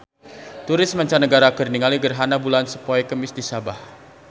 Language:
Sundanese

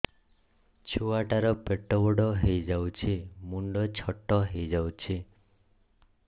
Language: Odia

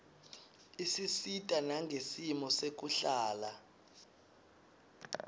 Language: Swati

